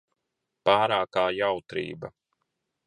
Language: Latvian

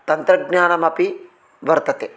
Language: Sanskrit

